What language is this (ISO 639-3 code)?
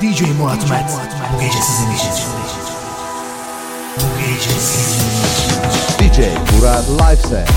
tur